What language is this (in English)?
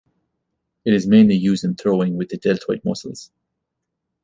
English